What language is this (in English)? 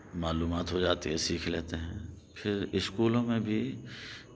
Urdu